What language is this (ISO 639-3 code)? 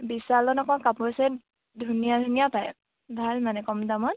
asm